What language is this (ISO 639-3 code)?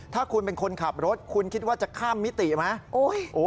tha